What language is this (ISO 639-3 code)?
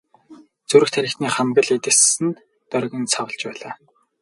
mon